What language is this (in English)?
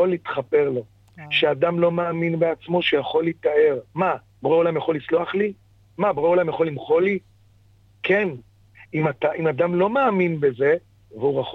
Hebrew